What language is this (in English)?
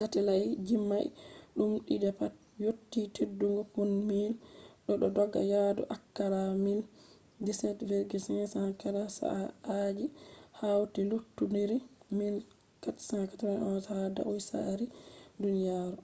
Fula